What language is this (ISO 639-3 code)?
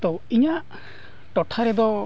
sat